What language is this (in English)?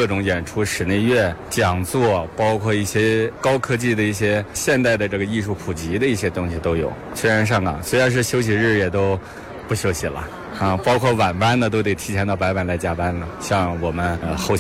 Chinese